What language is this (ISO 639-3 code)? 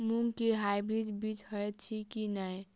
mai